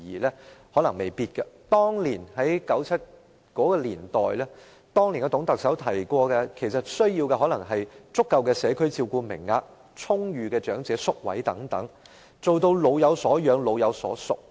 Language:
Cantonese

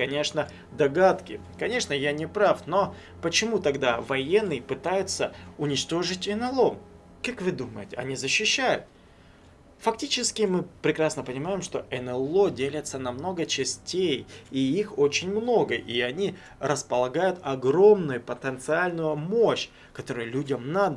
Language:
Russian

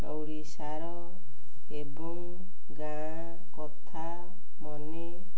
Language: Odia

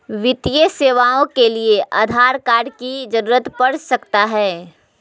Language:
Magahi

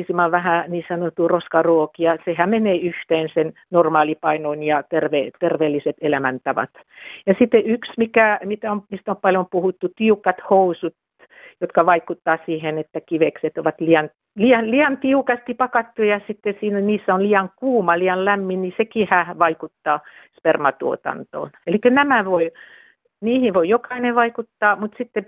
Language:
Finnish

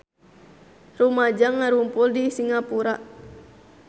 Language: Sundanese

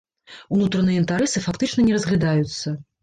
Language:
Belarusian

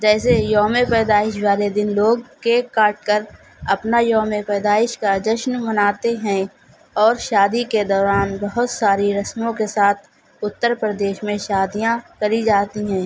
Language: Urdu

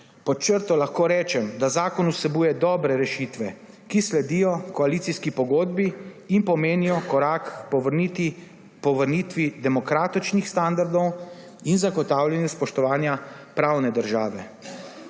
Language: Slovenian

